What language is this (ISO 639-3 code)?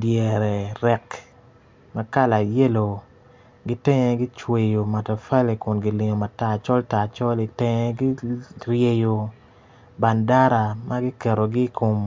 ach